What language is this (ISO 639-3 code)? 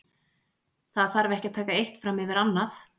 isl